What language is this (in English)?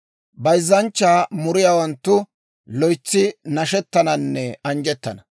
Dawro